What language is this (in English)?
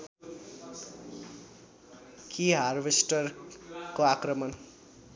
Nepali